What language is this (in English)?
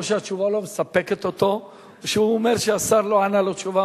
Hebrew